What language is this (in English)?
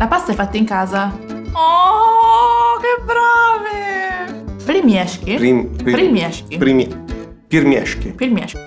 Italian